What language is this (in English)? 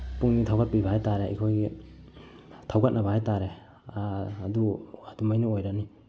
Manipuri